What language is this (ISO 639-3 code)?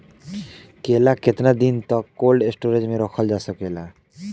bho